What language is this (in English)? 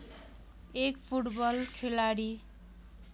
Nepali